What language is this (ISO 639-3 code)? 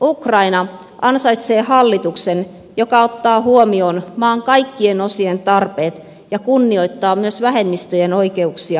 fin